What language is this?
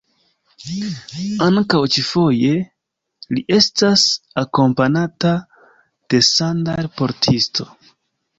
Esperanto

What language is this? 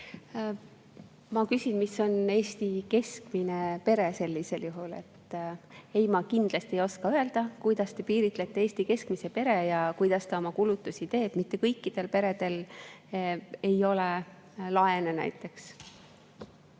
Estonian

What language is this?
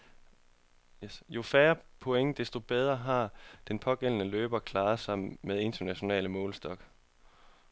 Danish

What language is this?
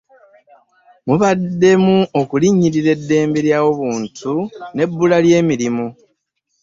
Ganda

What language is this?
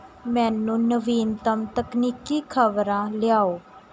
Punjabi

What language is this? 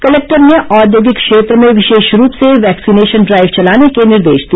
Hindi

